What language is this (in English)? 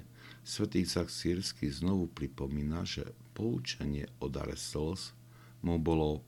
Slovak